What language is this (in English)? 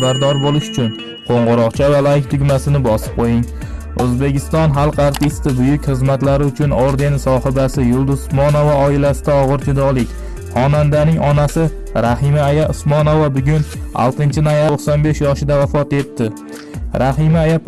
Indonesian